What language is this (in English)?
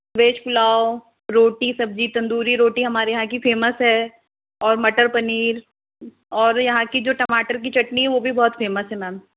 Hindi